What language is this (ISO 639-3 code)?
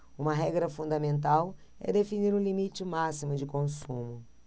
por